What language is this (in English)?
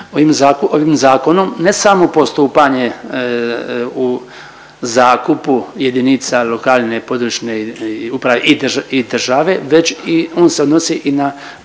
Croatian